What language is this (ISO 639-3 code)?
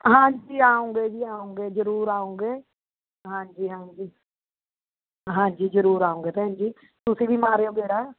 pan